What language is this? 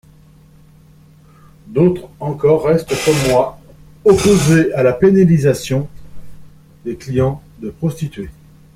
French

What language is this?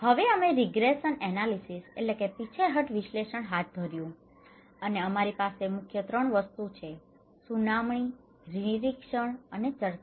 Gujarati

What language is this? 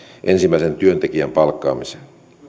Finnish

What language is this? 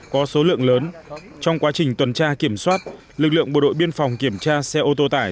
Vietnamese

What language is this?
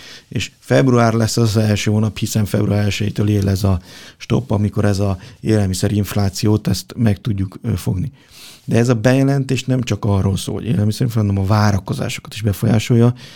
Hungarian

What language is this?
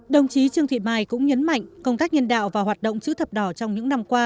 Vietnamese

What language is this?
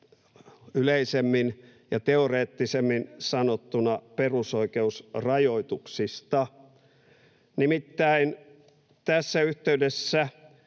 Finnish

